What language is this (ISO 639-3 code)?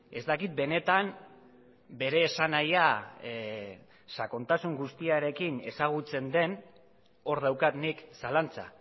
eus